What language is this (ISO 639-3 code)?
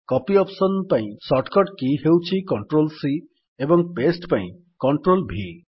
ori